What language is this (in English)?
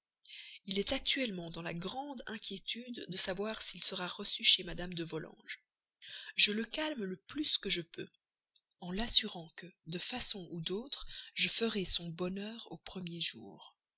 French